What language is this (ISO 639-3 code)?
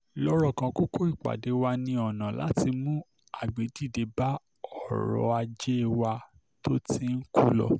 yor